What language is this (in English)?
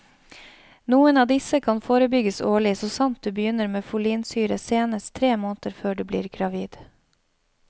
Norwegian